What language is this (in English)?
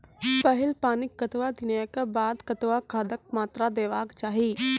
Maithili